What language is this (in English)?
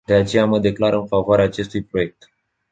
Romanian